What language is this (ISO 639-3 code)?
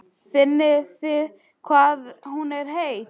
isl